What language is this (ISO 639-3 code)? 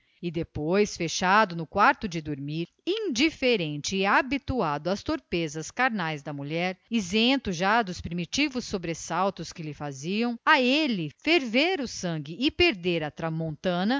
por